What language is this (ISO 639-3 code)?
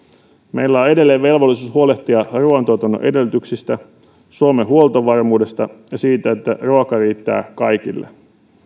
fin